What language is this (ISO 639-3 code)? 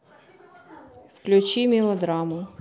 rus